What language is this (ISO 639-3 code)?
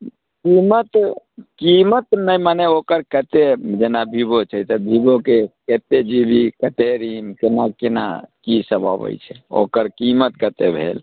mai